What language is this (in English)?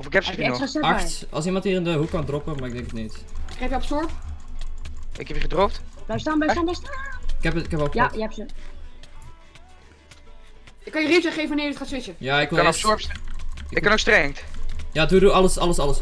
Dutch